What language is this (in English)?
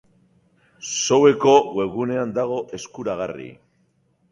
Basque